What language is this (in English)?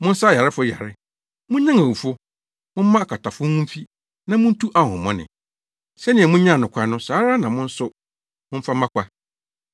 Akan